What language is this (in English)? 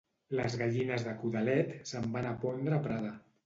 Catalan